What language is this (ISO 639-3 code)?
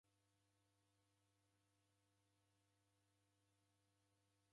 dav